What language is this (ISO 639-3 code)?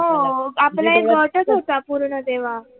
mar